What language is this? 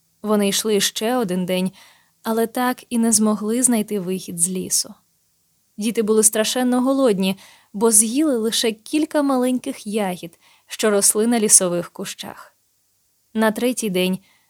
Ukrainian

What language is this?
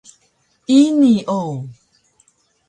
Taroko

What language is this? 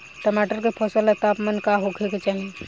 Bhojpuri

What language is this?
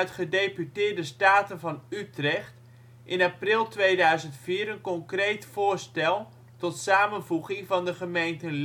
Dutch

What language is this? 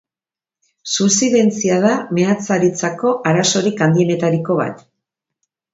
Basque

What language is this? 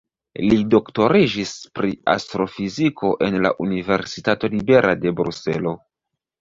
Esperanto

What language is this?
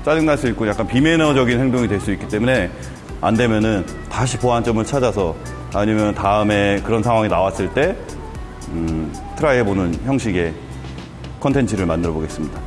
Korean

